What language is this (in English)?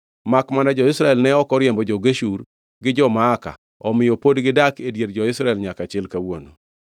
Luo (Kenya and Tanzania)